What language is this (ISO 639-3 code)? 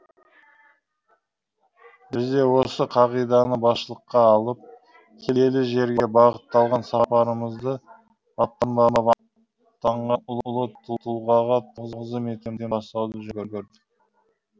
kaz